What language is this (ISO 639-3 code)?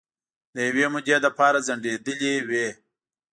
pus